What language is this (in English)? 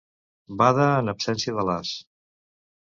Catalan